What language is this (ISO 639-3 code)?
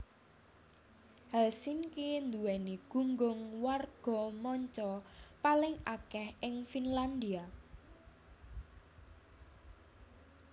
jav